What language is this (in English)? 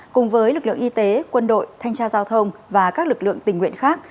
Vietnamese